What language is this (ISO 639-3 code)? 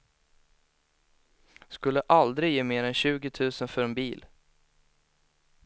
swe